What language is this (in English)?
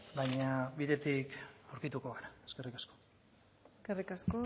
Basque